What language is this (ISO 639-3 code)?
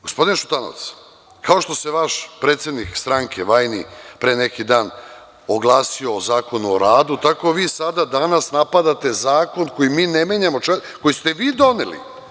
srp